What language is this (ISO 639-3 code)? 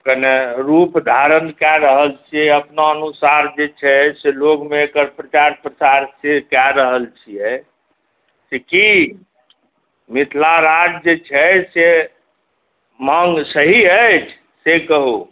mai